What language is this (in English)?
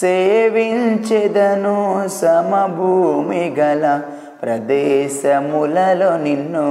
Telugu